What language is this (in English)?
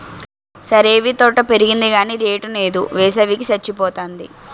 Telugu